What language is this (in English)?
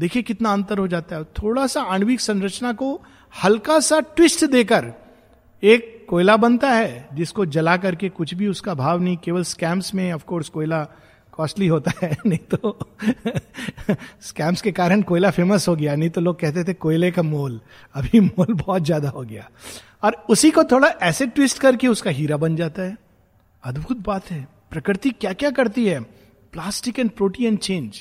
Hindi